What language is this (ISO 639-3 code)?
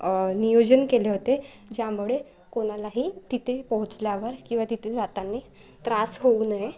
mar